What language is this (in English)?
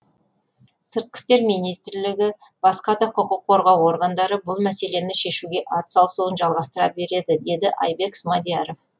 Kazakh